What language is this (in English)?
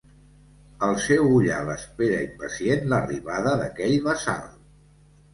Catalan